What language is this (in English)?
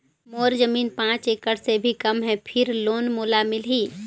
Chhattisgarhi